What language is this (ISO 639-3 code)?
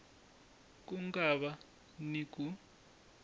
tso